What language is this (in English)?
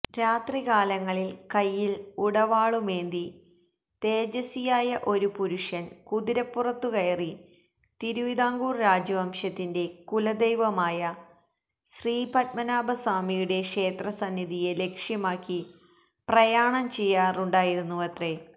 Malayalam